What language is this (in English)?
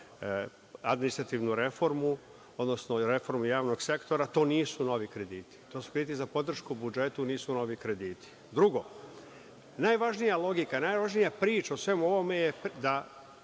Serbian